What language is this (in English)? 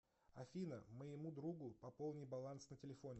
Russian